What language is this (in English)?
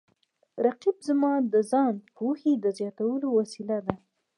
Pashto